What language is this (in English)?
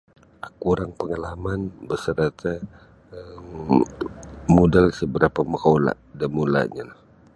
Sabah Bisaya